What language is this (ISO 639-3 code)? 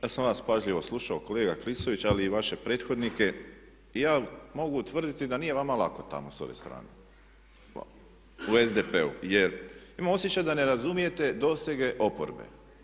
hrv